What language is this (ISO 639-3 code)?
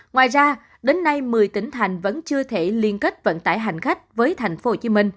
vie